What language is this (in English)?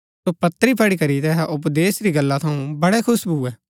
Gaddi